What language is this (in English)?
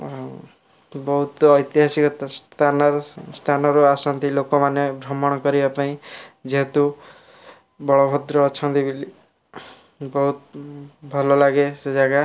Odia